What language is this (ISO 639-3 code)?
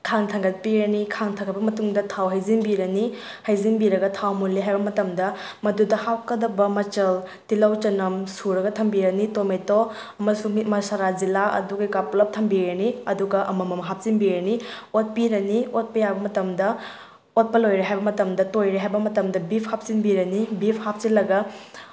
mni